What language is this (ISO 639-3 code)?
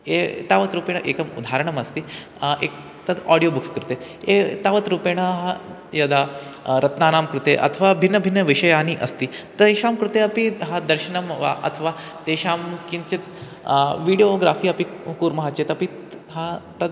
san